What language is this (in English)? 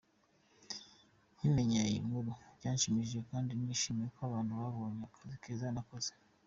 Kinyarwanda